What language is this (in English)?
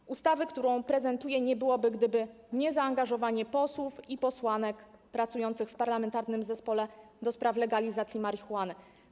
Polish